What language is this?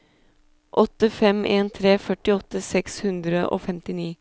Norwegian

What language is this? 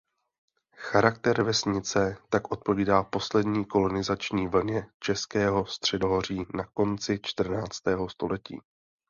Czech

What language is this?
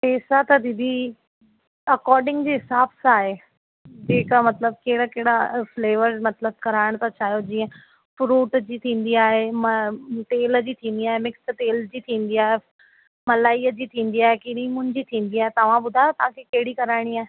Sindhi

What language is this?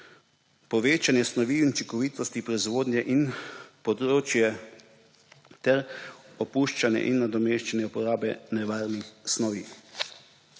Slovenian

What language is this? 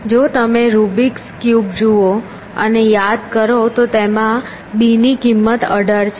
Gujarati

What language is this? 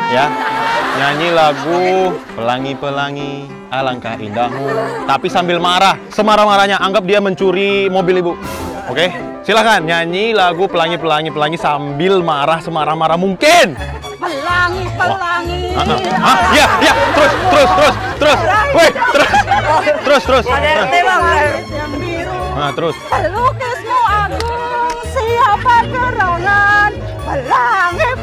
Indonesian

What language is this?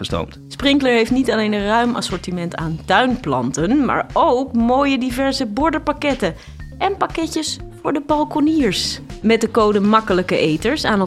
Dutch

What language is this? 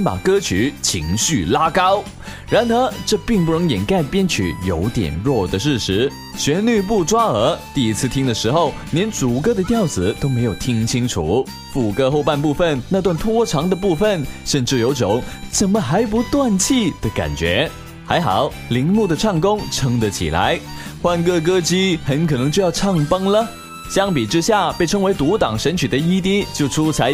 Chinese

